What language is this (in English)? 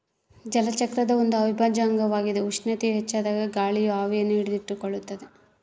Kannada